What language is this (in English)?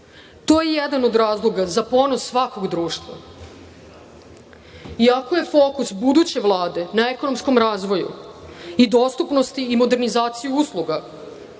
Serbian